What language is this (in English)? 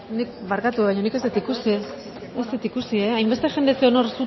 Basque